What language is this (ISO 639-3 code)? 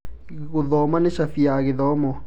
kik